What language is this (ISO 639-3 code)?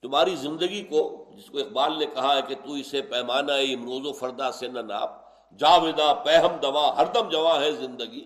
urd